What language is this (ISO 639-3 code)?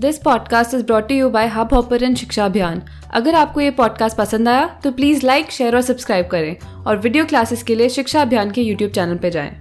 hin